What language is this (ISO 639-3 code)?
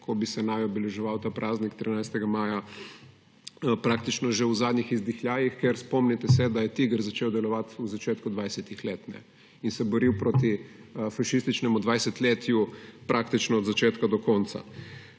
slv